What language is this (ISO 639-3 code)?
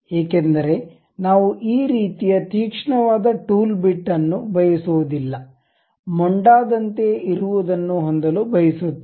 kan